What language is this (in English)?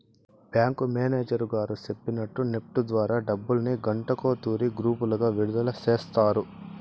Telugu